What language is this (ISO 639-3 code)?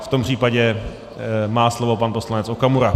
ces